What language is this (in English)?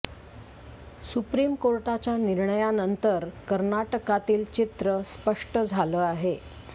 Marathi